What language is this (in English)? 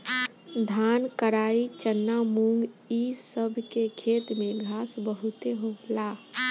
Bhojpuri